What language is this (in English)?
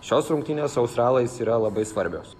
Lithuanian